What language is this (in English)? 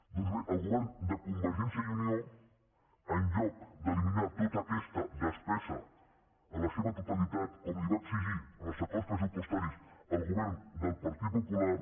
Catalan